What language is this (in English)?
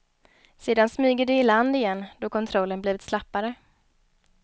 Swedish